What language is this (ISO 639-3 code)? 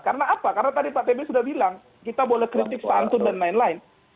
ind